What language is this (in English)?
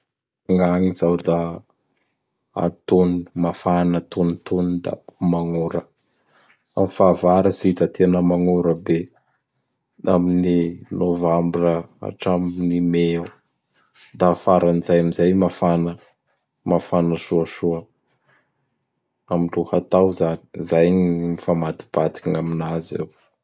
Bara Malagasy